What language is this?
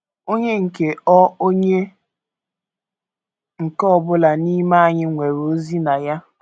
Igbo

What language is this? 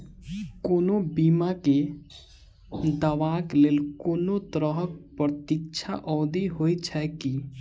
Maithili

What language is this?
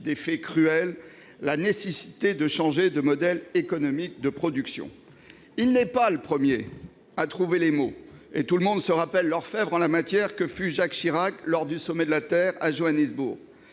French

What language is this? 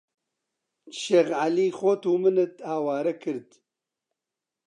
Central Kurdish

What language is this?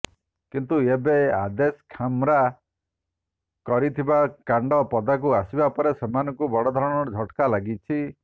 Odia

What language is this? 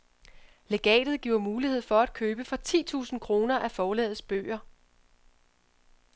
Danish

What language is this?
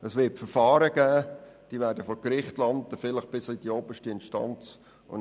Swiss German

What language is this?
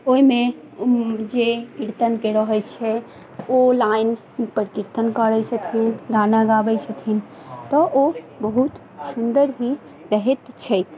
Maithili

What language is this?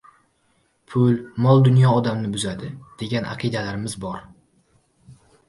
Uzbek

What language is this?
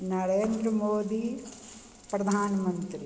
Maithili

